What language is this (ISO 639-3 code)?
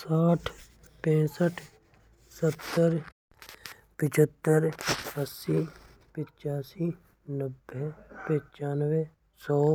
bra